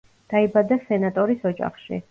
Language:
Georgian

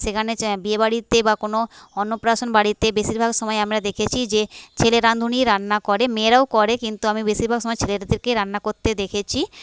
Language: Bangla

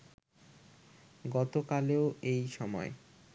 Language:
Bangla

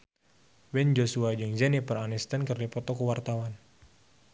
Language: Sundanese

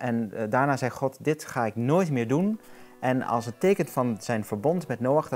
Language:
Dutch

